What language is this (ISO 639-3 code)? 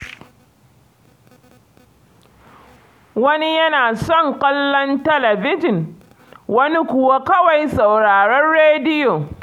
hau